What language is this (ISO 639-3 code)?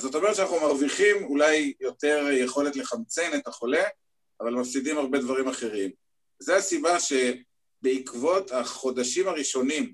heb